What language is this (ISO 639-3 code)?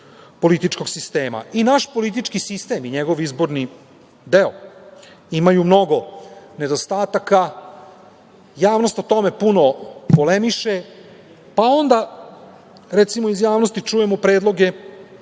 srp